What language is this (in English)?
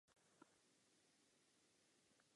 Czech